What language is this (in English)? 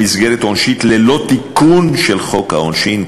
Hebrew